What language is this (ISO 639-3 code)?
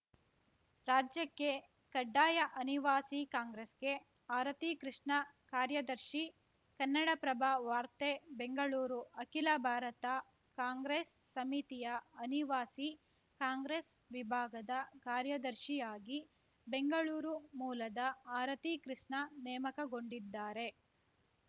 kan